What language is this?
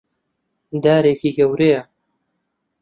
Central Kurdish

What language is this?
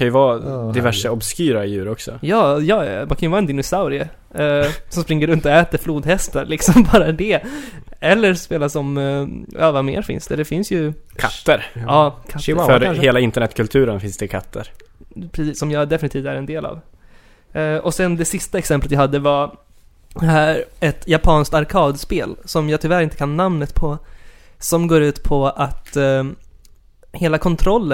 Swedish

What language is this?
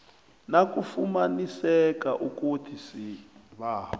South Ndebele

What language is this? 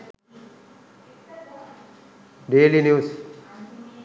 Sinhala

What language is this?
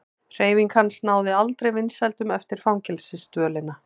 Icelandic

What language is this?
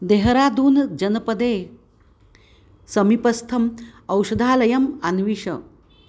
Sanskrit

